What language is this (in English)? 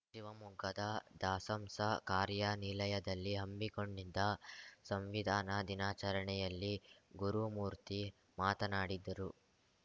Kannada